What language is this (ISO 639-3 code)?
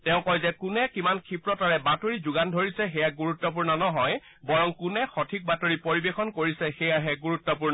asm